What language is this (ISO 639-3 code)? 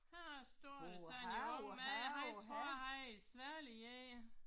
dan